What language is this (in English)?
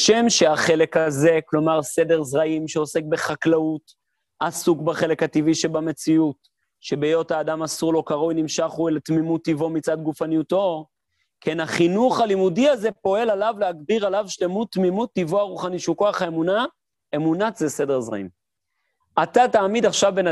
Hebrew